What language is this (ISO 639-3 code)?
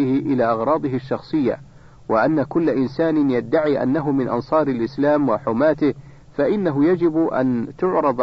ara